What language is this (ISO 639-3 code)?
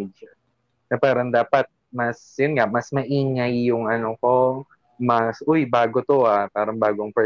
fil